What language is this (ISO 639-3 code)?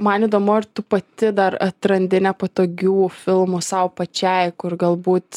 lit